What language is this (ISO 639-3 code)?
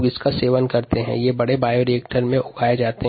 hin